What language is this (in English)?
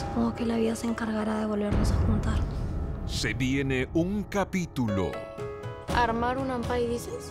Spanish